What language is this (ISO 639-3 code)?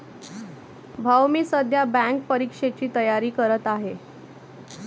mar